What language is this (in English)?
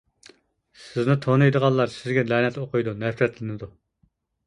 Uyghur